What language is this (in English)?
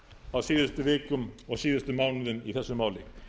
Icelandic